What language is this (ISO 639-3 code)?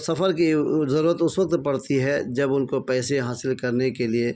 urd